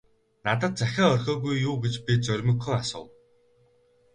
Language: Mongolian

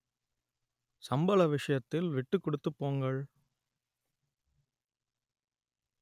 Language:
Tamil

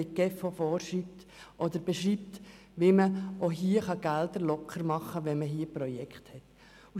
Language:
Swiss German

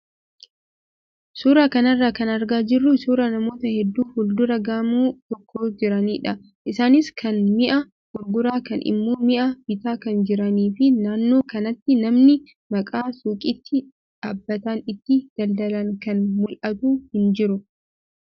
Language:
Oromo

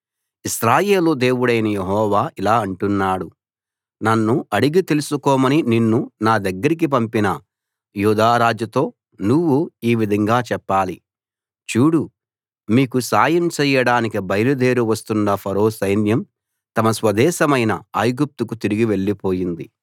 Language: Telugu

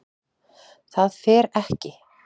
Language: Icelandic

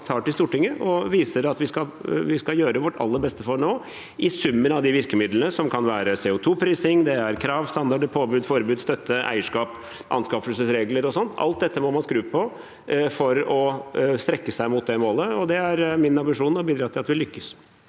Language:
Norwegian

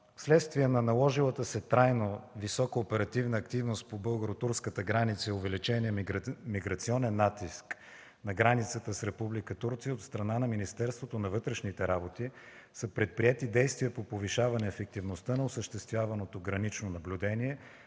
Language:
Bulgarian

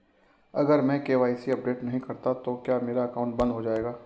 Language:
Hindi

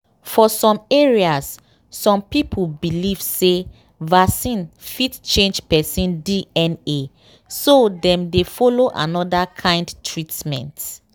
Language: Nigerian Pidgin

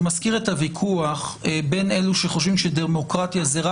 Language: Hebrew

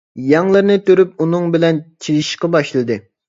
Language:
Uyghur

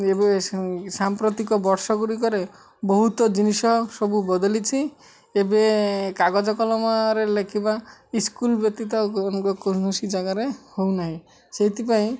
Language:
Odia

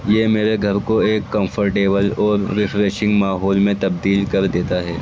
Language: Urdu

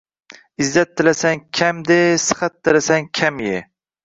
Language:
Uzbek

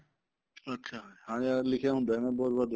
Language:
Punjabi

